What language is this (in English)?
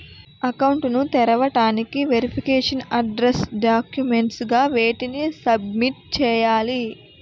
Telugu